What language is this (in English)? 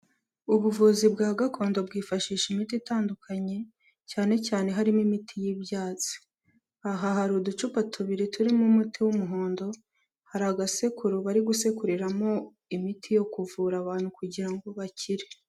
Kinyarwanda